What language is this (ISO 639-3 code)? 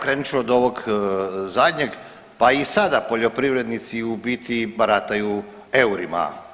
hrv